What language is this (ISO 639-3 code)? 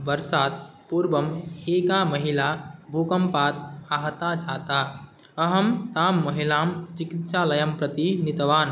san